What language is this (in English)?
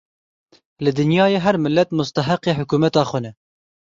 Kurdish